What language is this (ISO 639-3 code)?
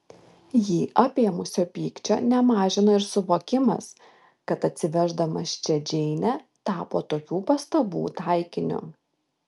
lit